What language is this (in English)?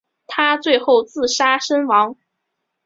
Chinese